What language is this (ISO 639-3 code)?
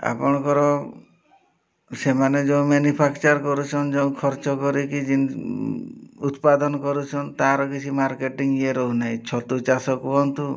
ori